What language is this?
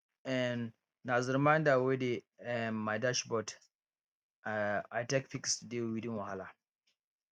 Nigerian Pidgin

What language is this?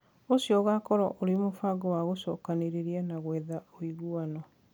Kikuyu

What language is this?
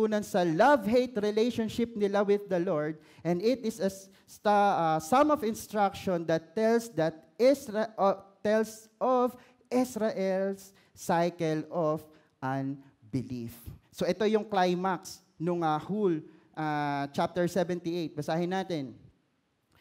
Filipino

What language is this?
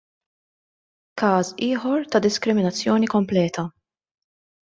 Maltese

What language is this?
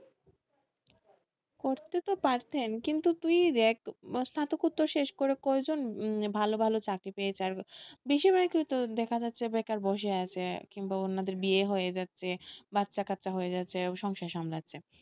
Bangla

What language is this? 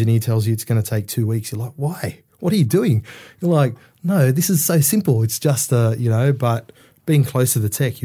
English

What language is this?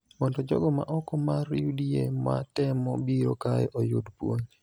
Luo (Kenya and Tanzania)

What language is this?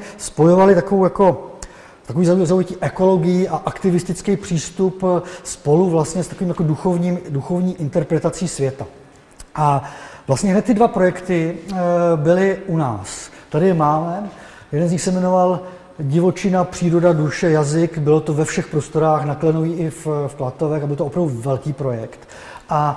Czech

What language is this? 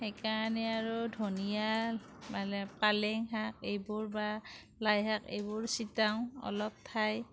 Assamese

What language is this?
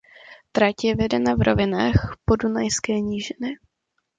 Czech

